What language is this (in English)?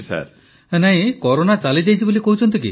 Odia